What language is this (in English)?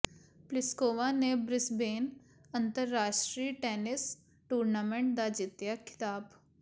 Punjabi